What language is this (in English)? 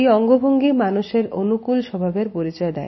Bangla